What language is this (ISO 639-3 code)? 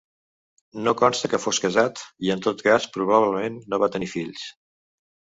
cat